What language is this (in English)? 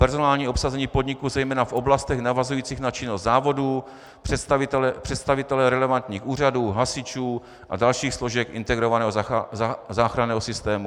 Czech